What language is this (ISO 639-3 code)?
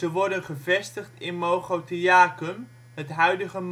nld